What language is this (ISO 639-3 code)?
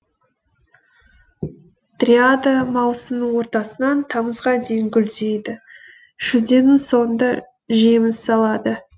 kaz